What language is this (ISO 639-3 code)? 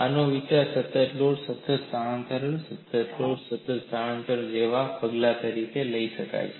guj